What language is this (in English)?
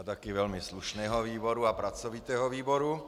Czech